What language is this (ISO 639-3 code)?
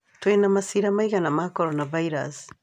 kik